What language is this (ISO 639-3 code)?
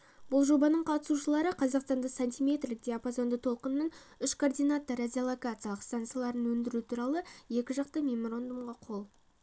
kaz